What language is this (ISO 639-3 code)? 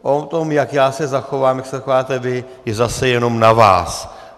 ces